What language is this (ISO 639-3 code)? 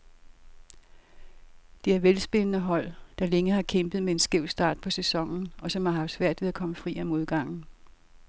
dan